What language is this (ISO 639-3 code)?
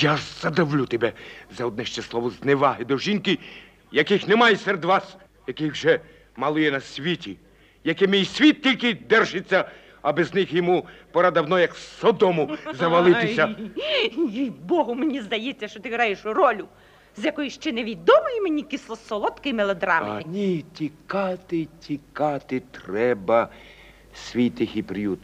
ukr